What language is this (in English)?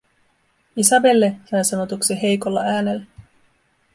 Finnish